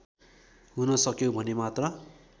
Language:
Nepali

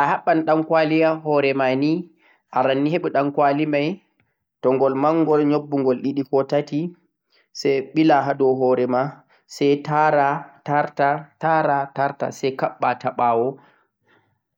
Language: Central-Eastern Niger Fulfulde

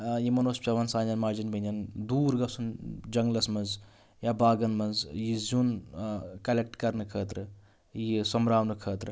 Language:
Kashmiri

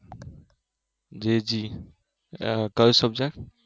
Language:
Gujarati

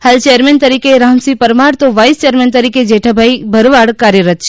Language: Gujarati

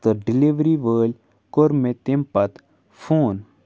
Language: Kashmiri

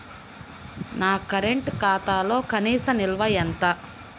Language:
Telugu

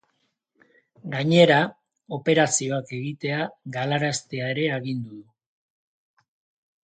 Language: Basque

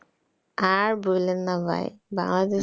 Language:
Bangla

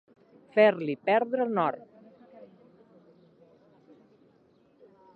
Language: Catalan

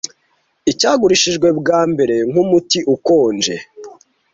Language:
Kinyarwanda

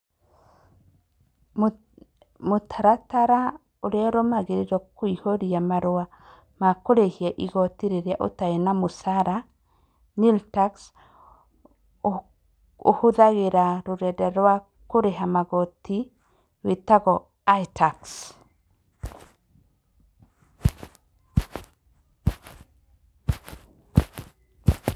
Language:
Kikuyu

